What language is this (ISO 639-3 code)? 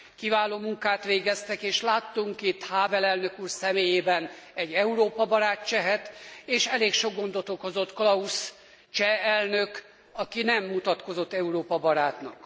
hun